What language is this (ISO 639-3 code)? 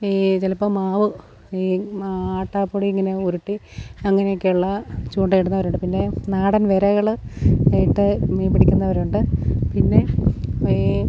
mal